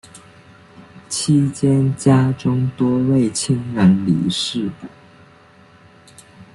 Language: Chinese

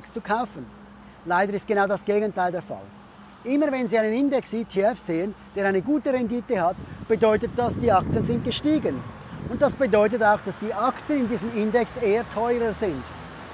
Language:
German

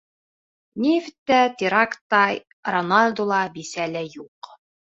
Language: Bashkir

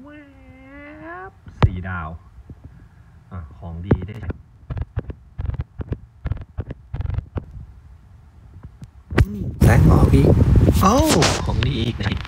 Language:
Thai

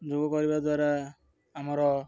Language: Odia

